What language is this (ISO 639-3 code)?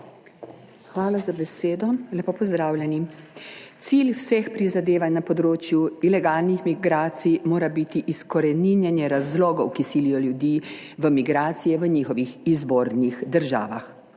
slv